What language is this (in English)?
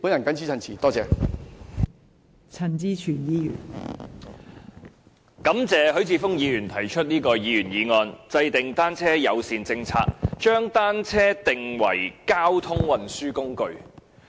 Cantonese